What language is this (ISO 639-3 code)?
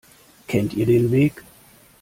deu